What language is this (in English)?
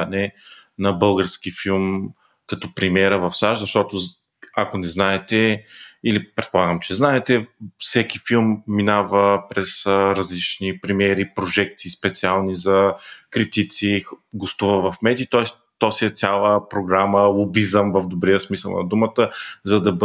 Bulgarian